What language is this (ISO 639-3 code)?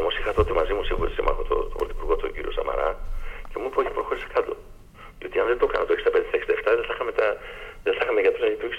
ell